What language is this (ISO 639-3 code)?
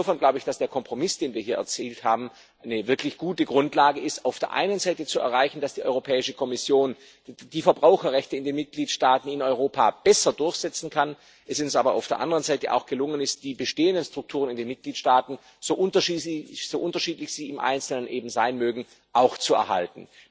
deu